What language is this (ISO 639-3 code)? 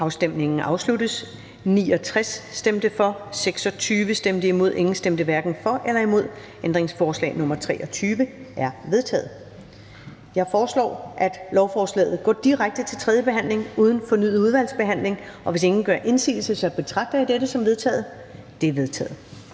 dan